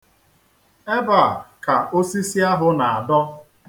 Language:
Igbo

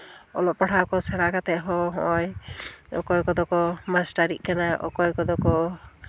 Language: Santali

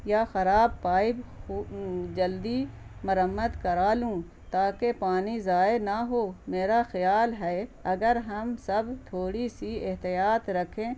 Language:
Urdu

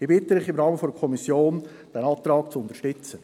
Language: Swiss German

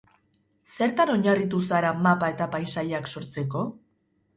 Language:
Basque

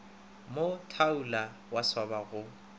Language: Northern Sotho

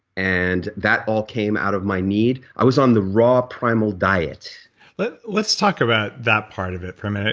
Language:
English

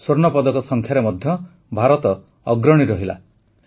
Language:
Odia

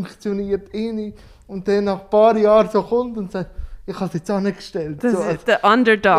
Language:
German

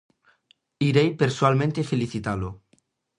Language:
Galician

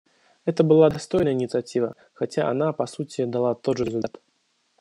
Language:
Russian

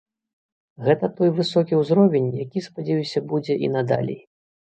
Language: Belarusian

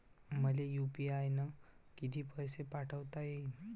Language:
Marathi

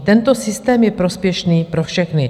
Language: Czech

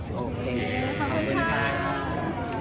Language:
Thai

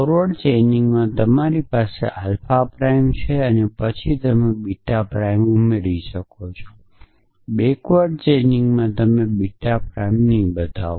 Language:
Gujarati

